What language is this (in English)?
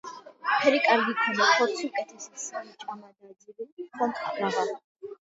Georgian